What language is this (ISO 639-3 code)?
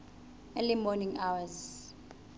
sot